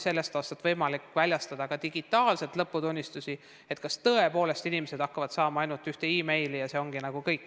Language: Estonian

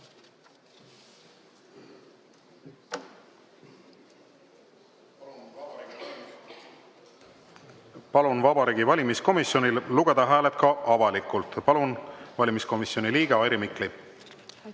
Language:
Estonian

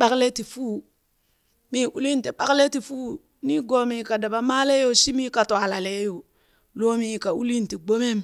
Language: Burak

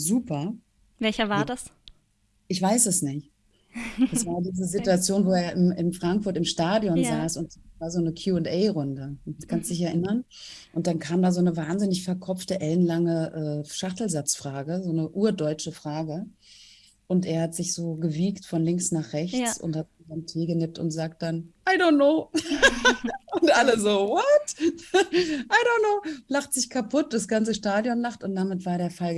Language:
German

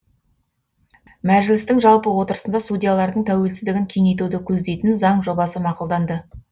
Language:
Kazakh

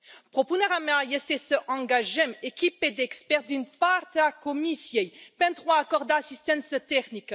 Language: Romanian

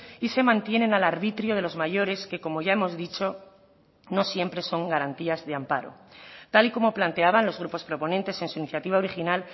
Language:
Spanish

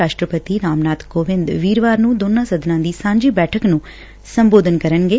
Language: Punjabi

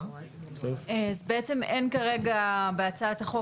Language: Hebrew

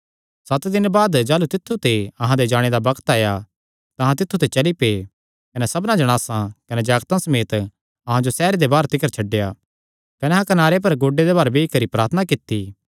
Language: Kangri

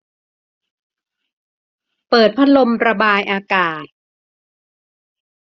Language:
Thai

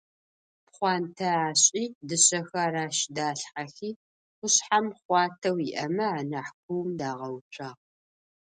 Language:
Adyghe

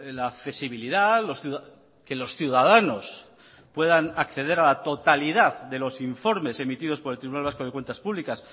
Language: Spanish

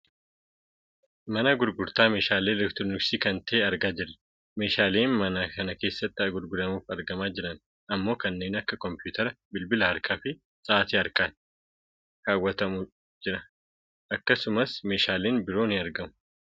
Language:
Oromo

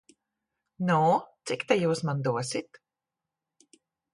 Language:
Latvian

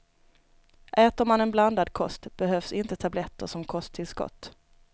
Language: Swedish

